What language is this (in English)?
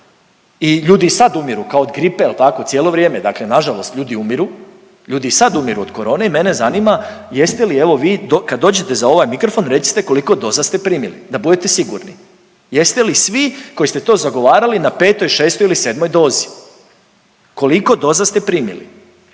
Croatian